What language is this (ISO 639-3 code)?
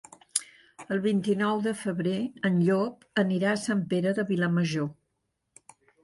cat